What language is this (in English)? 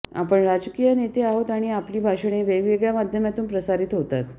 Marathi